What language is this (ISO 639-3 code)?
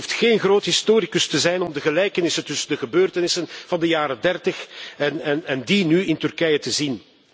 nld